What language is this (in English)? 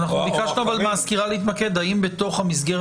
Hebrew